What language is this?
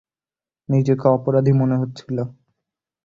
Bangla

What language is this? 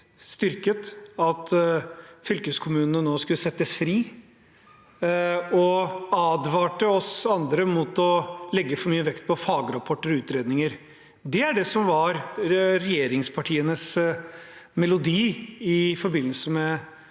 Norwegian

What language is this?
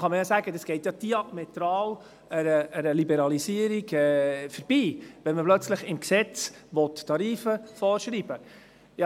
Swiss German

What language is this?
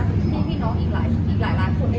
Thai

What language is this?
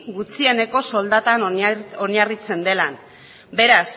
Basque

